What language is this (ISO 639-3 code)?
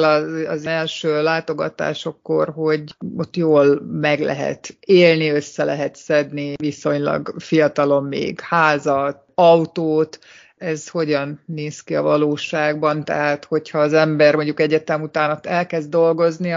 hun